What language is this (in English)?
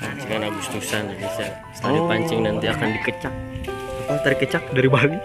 Indonesian